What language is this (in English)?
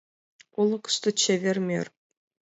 Mari